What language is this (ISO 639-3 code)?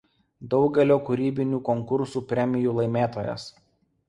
lit